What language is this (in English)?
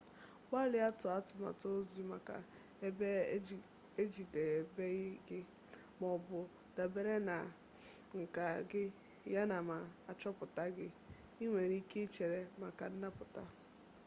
Igbo